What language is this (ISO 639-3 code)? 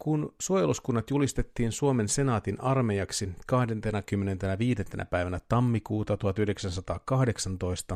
fin